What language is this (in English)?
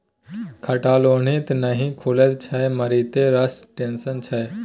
Maithili